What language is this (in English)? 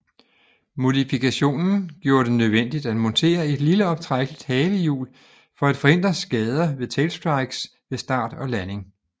Danish